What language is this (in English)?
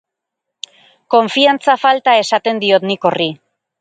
Basque